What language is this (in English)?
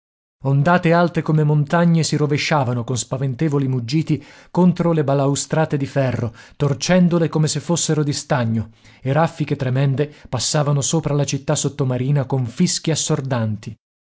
Italian